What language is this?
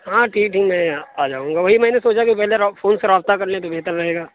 Urdu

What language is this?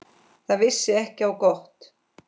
Icelandic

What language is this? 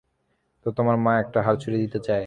Bangla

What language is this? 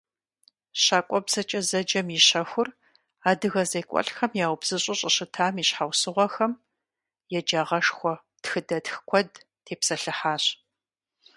Kabardian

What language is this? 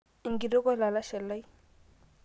Masai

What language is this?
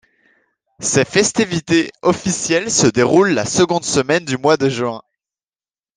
French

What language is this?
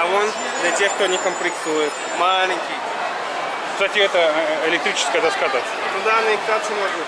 Russian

